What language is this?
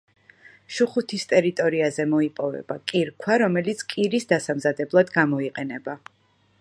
Georgian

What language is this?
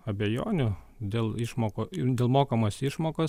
Lithuanian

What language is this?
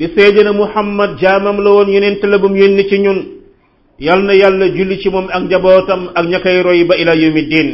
Filipino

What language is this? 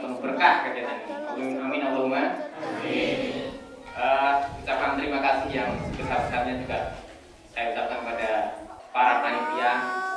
Indonesian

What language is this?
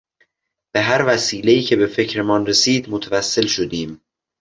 Persian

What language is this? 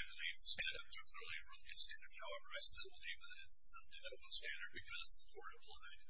English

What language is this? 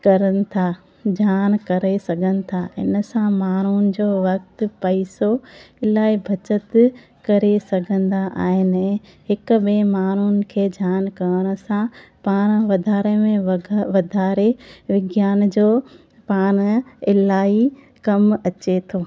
Sindhi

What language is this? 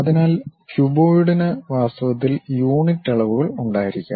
Malayalam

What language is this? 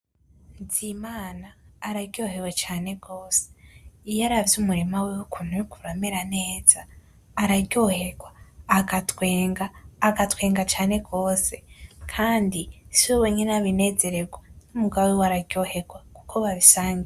Rundi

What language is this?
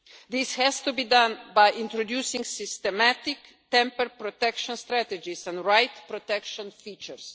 English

